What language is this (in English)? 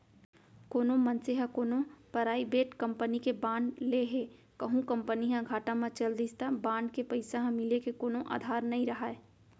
Chhattisgarhi